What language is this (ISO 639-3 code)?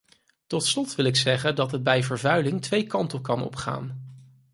nld